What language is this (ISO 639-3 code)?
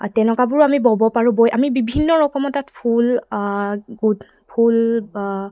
asm